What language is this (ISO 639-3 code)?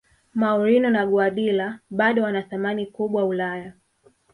swa